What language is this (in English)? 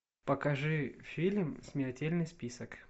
Russian